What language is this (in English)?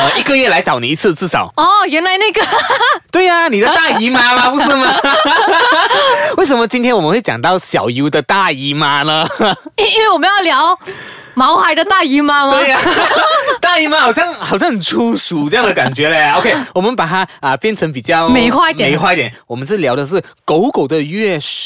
Chinese